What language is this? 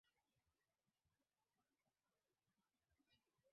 Swahili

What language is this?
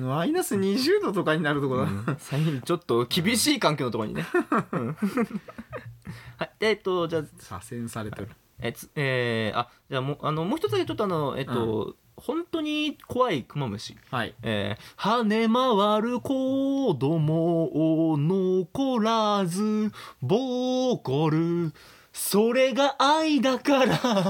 Japanese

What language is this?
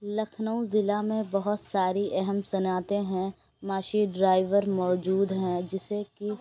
Urdu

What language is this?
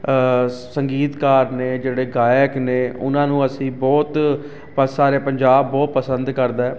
Punjabi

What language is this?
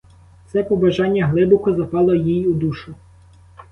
Ukrainian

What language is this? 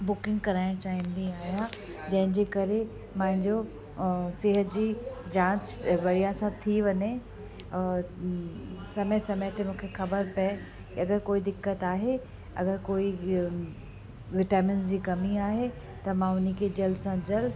Sindhi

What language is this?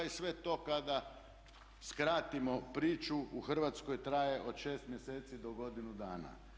Croatian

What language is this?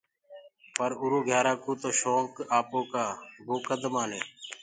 Gurgula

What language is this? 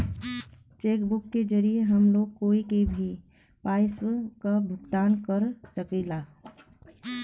Bhojpuri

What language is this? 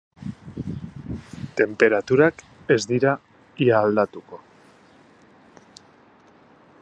Basque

